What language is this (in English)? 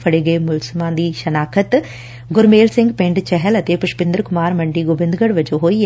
Punjabi